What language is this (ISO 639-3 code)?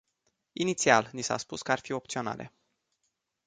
ron